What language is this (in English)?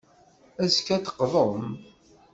Kabyle